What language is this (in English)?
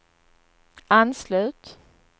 Swedish